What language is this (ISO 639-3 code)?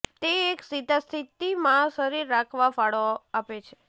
guj